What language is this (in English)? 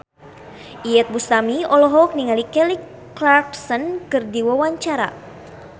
Sundanese